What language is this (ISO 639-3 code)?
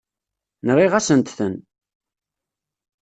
kab